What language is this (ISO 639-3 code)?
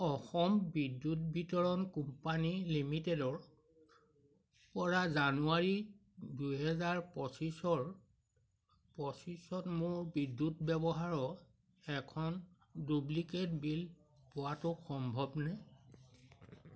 asm